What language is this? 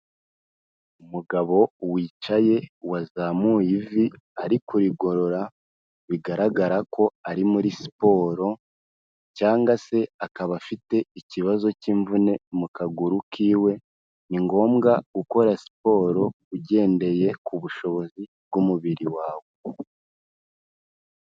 Kinyarwanda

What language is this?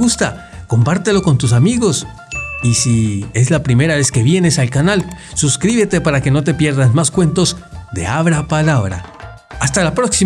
Spanish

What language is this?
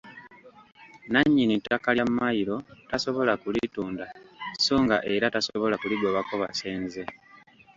Ganda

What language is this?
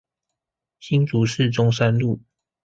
Chinese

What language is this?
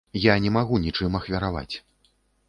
Belarusian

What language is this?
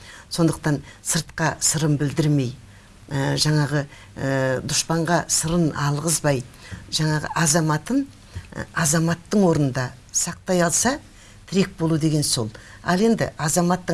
Turkish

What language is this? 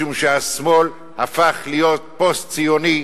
Hebrew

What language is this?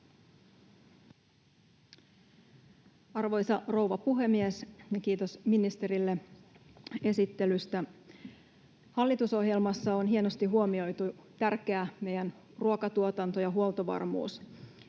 Finnish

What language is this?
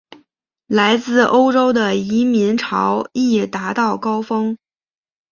Chinese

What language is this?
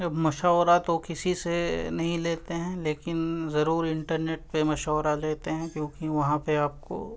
Urdu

